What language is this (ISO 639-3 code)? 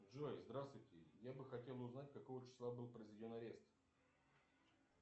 rus